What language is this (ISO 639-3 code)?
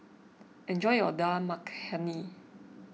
eng